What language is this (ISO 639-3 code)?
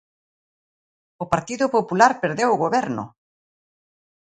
glg